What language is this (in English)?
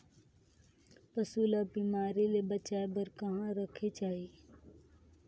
Chhattisgarhi